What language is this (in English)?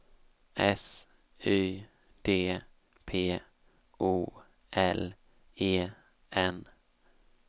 Swedish